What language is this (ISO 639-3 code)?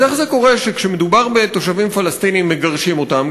heb